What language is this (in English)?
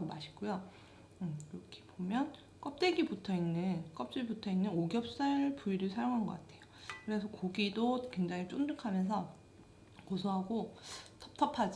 Korean